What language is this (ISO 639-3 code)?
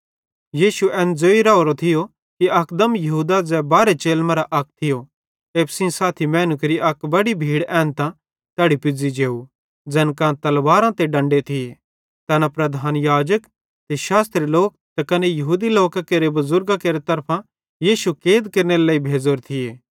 bhd